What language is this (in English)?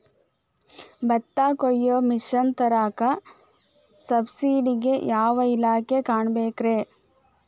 Kannada